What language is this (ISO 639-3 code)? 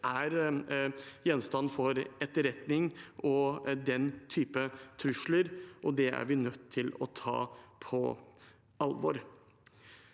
nor